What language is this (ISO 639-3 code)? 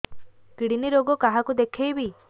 ori